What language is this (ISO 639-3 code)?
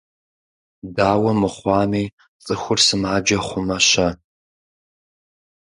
kbd